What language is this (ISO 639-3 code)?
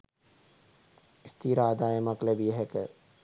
sin